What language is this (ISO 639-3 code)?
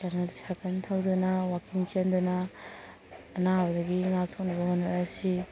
mni